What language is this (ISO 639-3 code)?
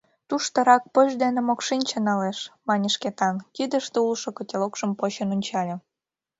chm